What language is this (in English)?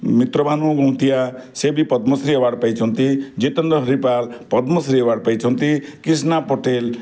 Odia